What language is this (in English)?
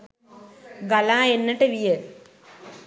Sinhala